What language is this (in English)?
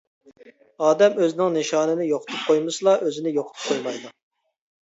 Uyghur